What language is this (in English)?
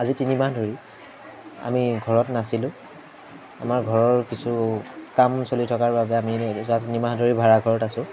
Assamese